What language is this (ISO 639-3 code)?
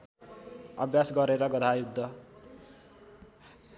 nep